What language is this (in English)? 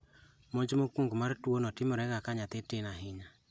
Luo (Kenya and Tanzania)